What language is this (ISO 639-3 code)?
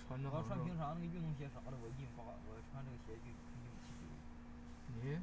zho